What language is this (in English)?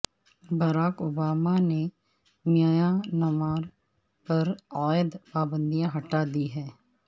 Urdu